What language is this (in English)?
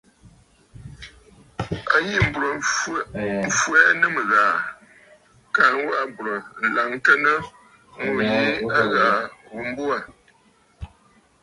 Bafut